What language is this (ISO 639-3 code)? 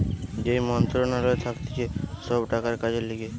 ben